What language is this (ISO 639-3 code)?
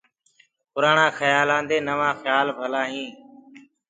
ggg